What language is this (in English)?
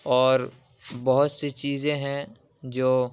Urdu